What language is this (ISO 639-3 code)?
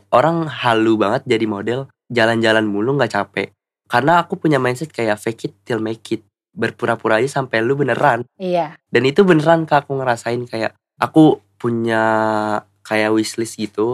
ind